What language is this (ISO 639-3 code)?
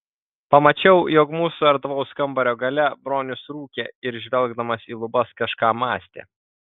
lit